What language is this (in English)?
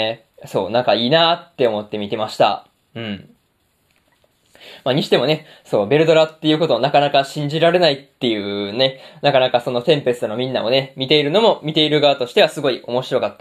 Japanese